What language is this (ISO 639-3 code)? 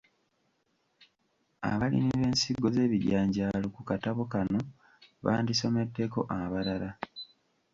lug